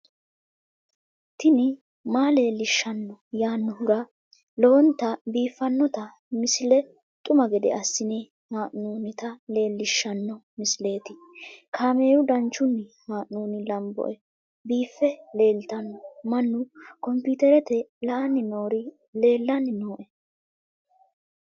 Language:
Sidamo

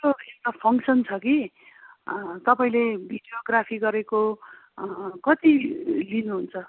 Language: Nepali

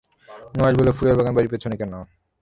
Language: Bangla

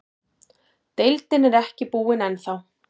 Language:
Icelandic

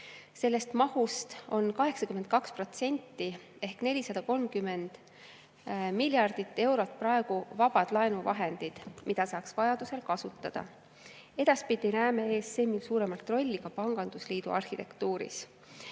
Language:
Estonian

